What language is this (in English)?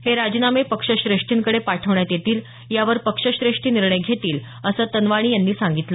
Marathi